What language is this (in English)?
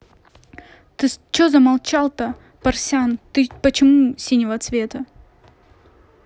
Russian